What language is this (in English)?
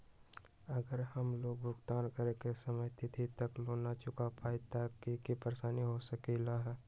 Magahi